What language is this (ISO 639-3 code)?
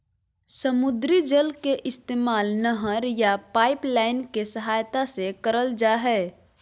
mag